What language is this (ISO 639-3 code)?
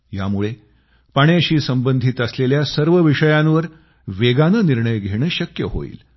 mar